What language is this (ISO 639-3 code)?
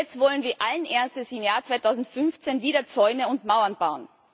deu